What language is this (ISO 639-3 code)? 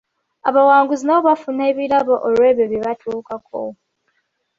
lug